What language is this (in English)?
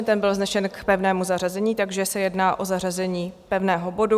Czech